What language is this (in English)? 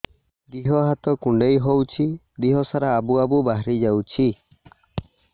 Odia